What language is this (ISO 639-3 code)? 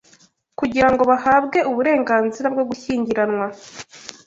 kin